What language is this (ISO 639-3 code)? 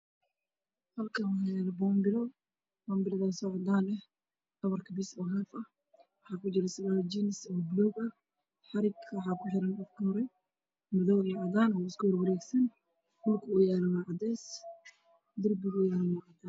som